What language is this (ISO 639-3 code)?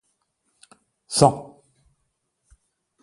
fra